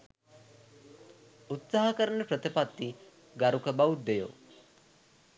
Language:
Sinhala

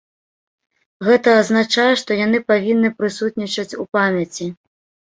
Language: Belarusian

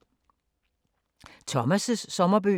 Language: Danish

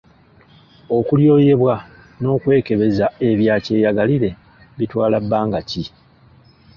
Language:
Ganda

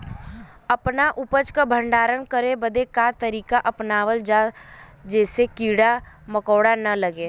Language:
Bhojpuri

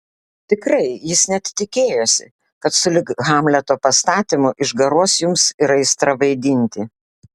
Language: Lithuanian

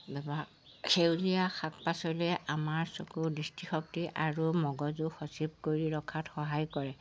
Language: Assamese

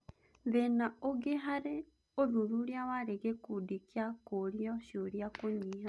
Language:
Kikuyu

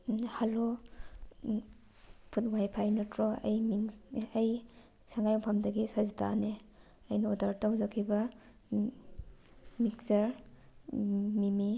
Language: Manipuri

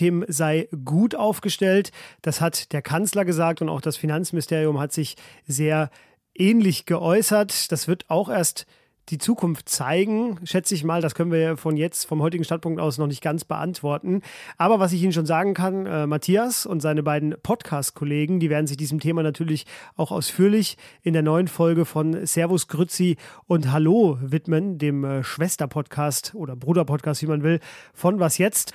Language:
German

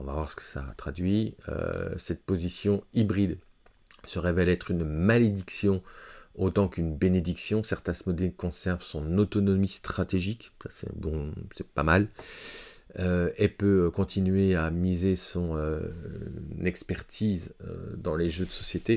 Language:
French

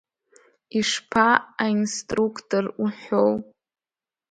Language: Abkhazian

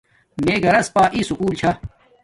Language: Domaaki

